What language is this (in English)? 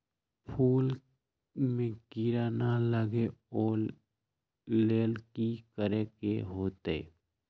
Magahi